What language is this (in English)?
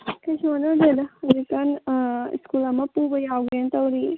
Manipuri